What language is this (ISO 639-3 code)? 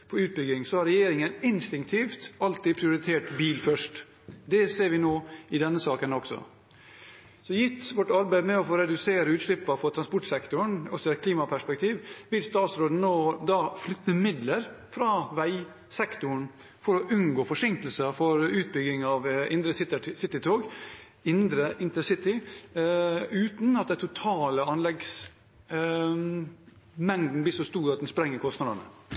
nob